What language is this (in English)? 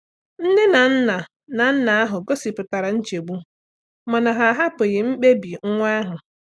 Igbo